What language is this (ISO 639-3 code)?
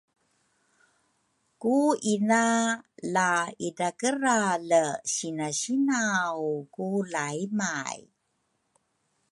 dru